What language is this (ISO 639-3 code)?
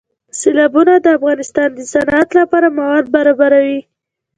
pus